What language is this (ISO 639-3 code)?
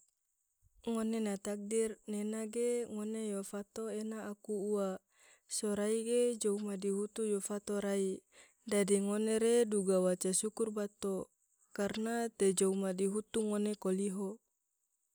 tvo